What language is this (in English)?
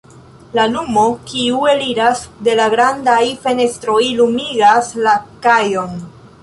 Esperanto